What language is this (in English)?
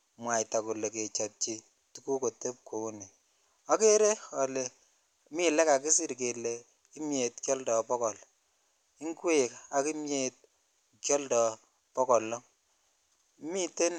Kalenjin